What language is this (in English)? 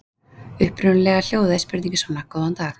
Icelandic